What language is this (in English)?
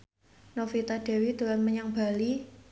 Javanese